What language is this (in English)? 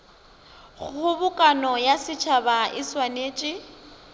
Northern Sotho